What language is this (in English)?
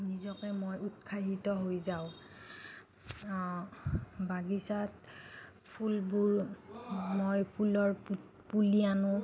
Assamese